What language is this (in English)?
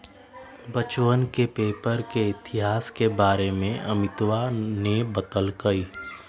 Magahi